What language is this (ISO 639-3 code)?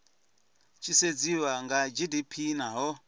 ven